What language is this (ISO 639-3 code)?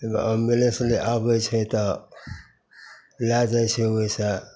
mai